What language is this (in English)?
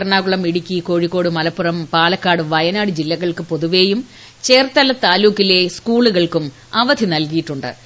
Malayalam